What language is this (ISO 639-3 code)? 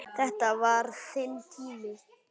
isl